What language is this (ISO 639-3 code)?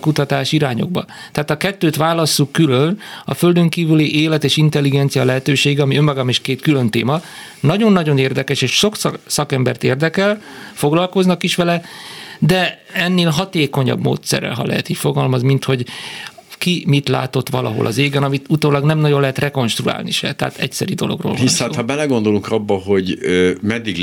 hun